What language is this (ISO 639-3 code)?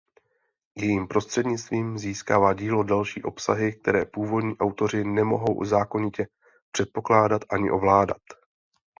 ces